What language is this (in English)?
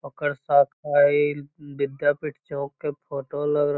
Magahi